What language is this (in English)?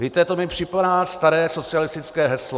Czech